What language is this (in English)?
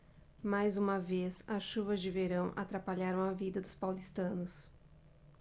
Portuguese